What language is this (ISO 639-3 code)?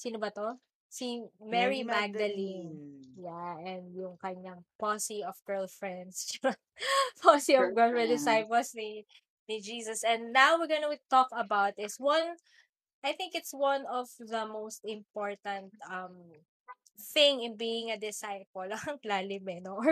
fil